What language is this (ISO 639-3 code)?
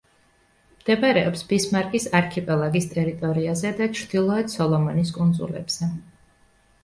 kat